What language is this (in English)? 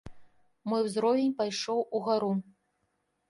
Belarusian